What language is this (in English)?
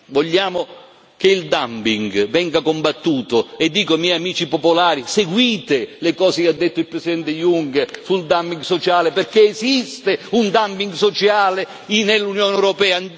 Italian